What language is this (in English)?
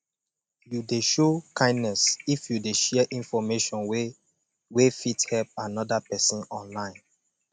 Nigerian Pidgin